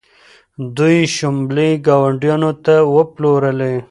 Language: Pashto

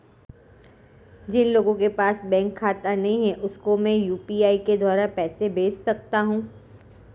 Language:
Hindi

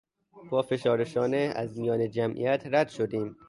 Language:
Persian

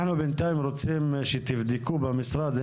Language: Hebrew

